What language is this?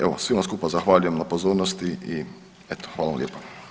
Croatian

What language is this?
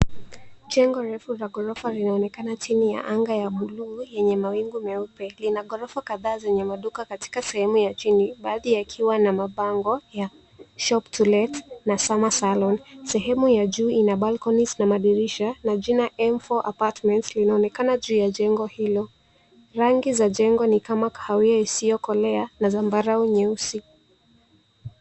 Swahili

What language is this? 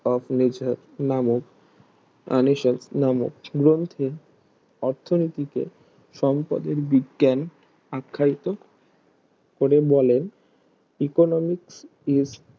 Bangla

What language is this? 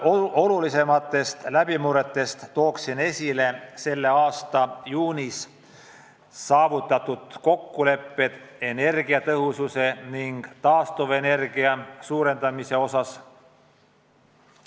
Estonian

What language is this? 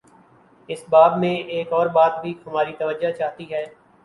Urdu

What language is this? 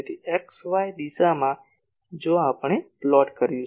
Gujarati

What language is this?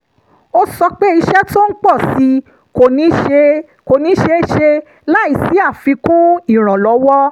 Yoruba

